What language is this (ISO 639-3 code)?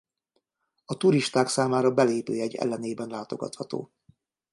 hun